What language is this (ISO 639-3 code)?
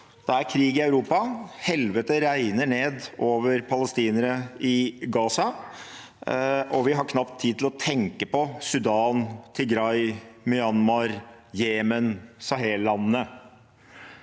nor